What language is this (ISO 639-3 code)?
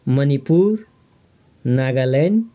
nep